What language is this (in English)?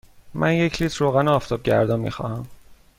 Persian